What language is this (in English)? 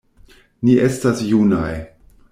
Esperanto